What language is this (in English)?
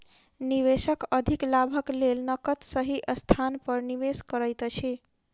Maithili